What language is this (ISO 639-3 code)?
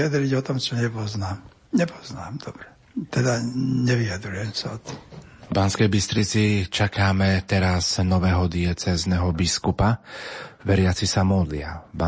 slk